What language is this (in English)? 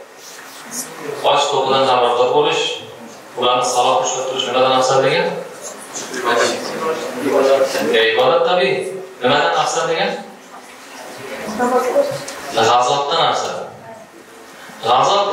Turkish